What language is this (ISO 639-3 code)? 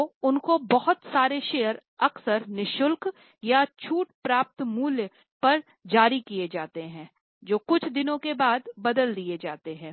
hin